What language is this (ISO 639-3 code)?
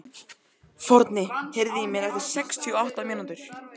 isl